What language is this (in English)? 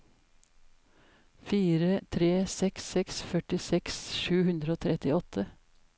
Norwegian